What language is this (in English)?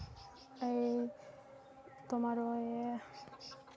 Santali